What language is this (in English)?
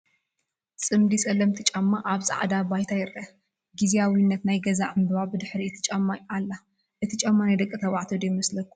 Tigrinya